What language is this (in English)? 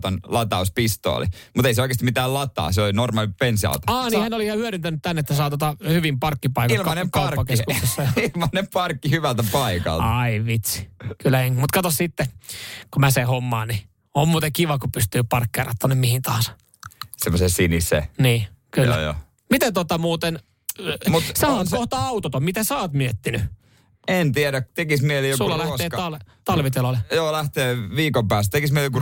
Finnish